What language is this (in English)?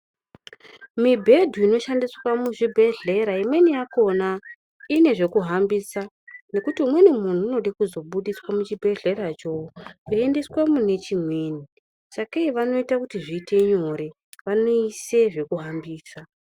Ndau